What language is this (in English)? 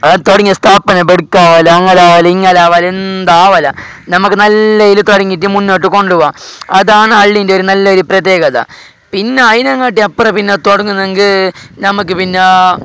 Malayalam